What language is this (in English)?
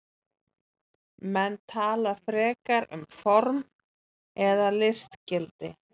Icelandic